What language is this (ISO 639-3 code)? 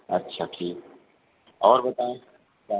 urd